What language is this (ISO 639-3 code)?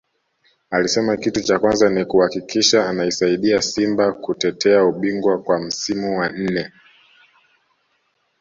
swa